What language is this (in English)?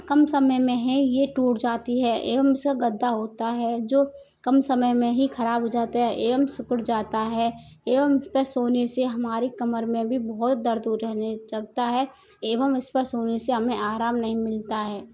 Hindi